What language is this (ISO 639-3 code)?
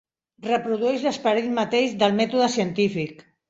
cat